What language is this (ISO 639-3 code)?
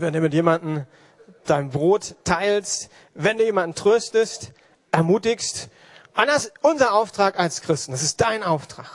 deu